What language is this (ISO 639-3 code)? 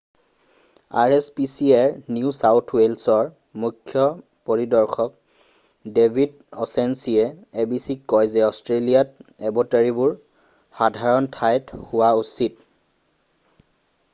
asm